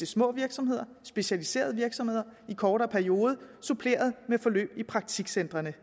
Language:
Danish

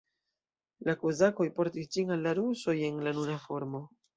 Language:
Esperanto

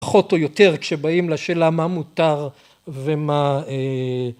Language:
Hebrew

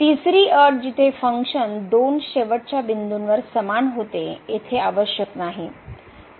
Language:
Marathi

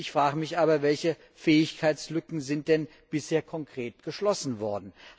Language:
German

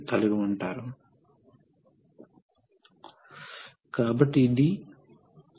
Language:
Telugu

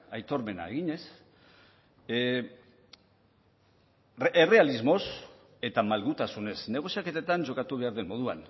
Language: Basque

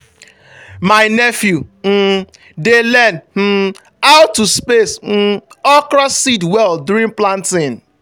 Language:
Nigerian Pidgin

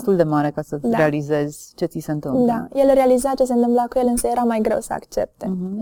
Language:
Romanian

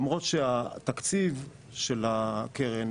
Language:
Hebrew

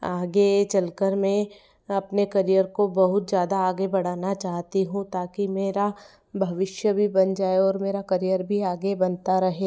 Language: Hindi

